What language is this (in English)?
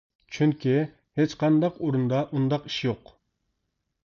Uyghur